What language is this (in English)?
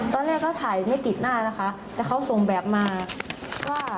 Thai